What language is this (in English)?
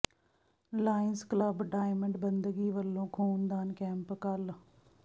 Punjabi